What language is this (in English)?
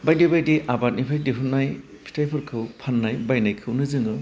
Bodo